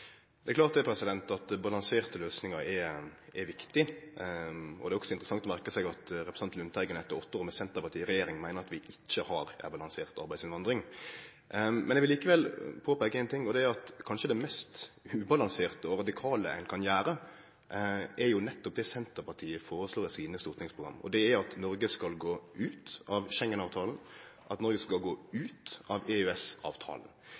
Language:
Norwegian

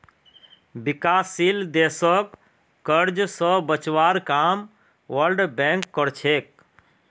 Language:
Magahi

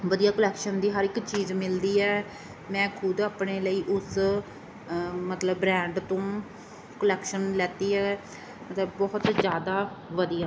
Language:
Punjabi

